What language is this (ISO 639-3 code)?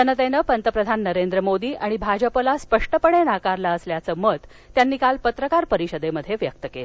mar